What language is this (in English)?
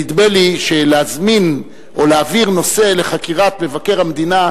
Hebrew